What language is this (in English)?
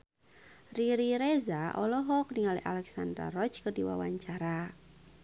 Sundanese